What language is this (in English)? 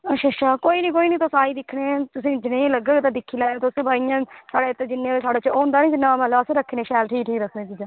Dogri